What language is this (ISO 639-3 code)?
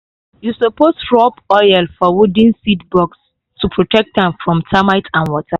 pcm